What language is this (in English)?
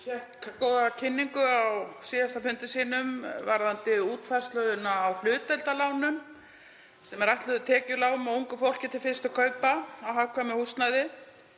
Icelandic